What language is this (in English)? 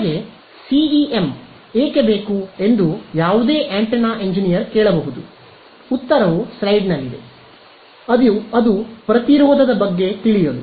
Kannada